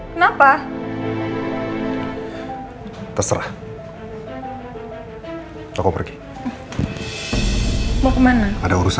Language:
Indonesian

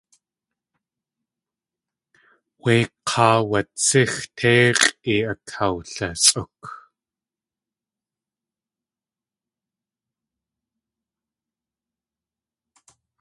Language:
Tlingit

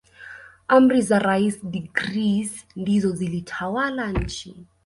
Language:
Swahili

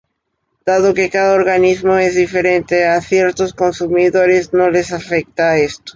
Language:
Spanish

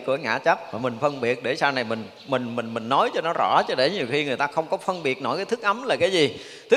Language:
Vietnamese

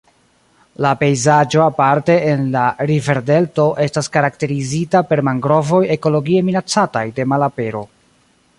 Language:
Esperanto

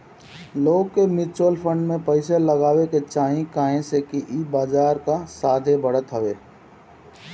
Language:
Bhojpuri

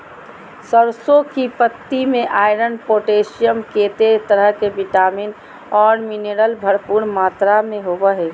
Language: Magahi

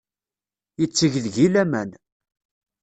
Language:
Kabyle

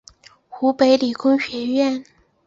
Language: Chinese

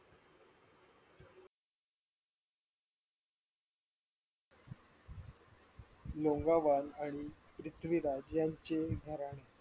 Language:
Marathi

